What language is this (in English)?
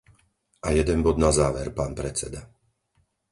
Slovak